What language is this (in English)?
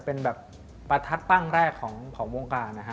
Thai